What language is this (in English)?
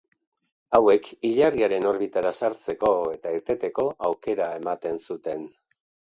Basque